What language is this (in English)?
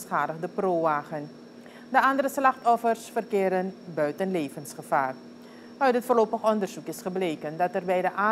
Dutch